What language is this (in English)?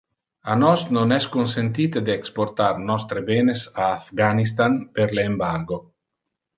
Interlingua